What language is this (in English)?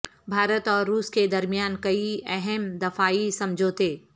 Urdu